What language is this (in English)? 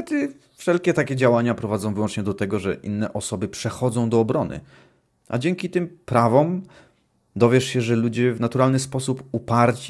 Polish